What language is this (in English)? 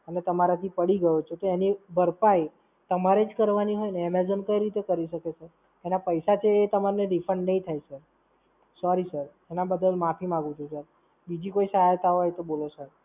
Gujarati